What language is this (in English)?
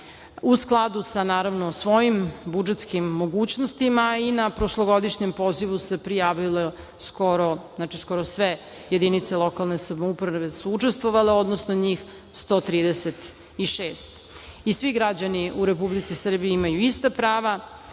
Serbian